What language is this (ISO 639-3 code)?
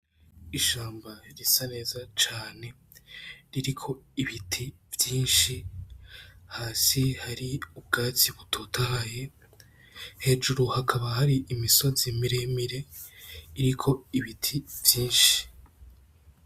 run